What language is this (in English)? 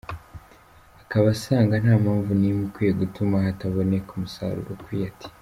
Kinyarwanda